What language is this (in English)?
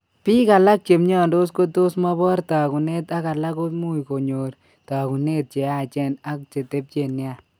Kalenjin